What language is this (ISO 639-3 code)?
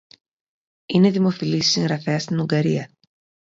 ell